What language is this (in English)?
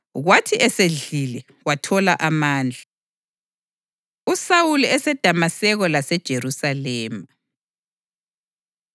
North Ndebele